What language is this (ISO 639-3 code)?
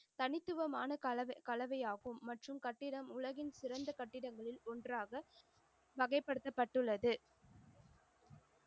tam